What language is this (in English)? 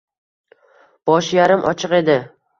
Uzbek